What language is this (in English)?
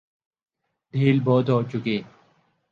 Urdu